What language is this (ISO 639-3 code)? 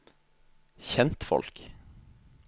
nor